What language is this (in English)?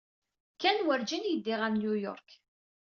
Kabyle